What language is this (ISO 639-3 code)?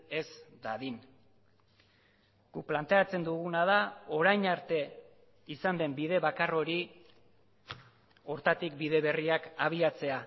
eus